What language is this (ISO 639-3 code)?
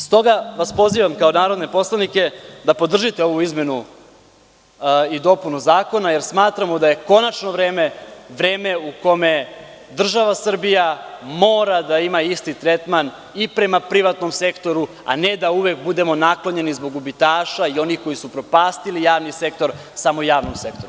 srp